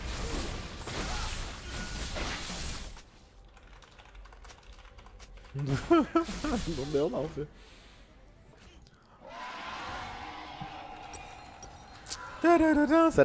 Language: Portuguese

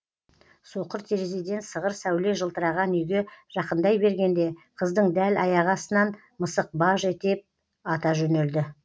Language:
Kazakh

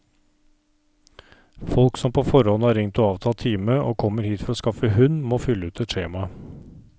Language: Norwegian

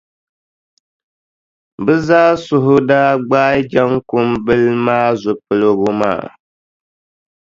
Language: Dagbani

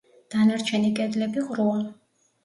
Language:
Georgian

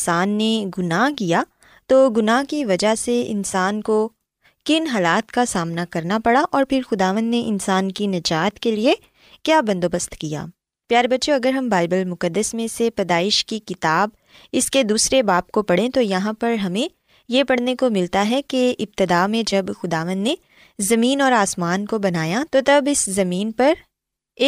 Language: Urdu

